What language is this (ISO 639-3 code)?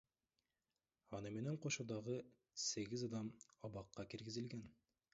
kir